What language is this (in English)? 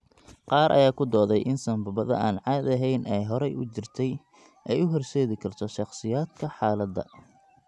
Somali